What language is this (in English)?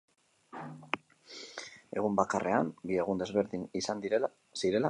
Basque